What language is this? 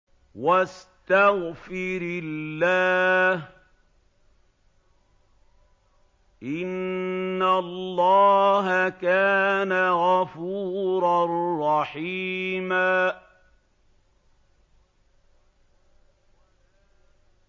Arabic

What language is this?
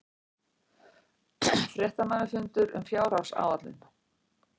Icelandic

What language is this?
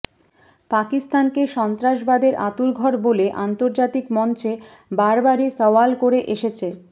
Bangla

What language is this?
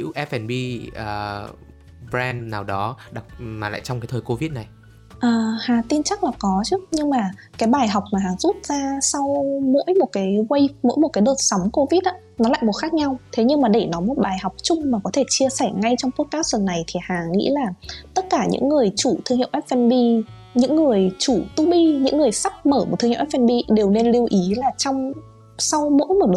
Vietnamese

